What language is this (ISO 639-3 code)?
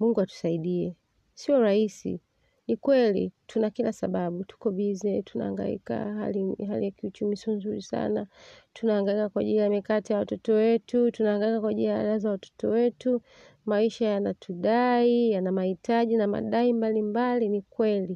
swa